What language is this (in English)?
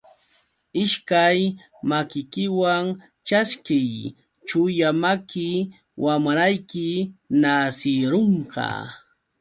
Yauyos Quechua